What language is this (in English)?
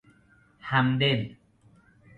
Persian